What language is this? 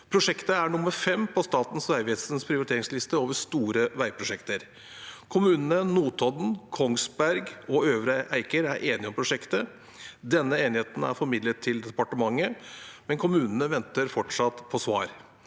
Norwegian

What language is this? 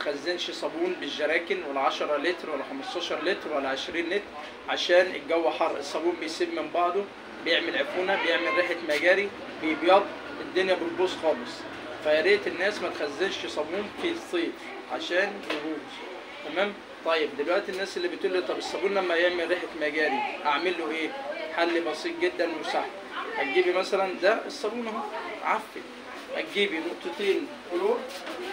Arabic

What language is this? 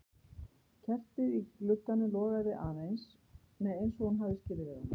Icelandic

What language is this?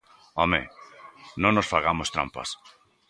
Galician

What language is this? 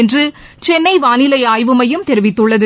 Tamil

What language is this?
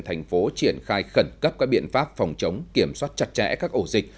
Vietnamese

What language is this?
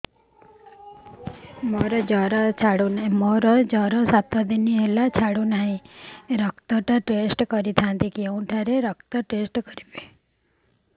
Odia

